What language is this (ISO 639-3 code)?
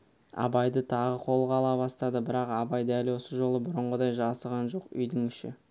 kaz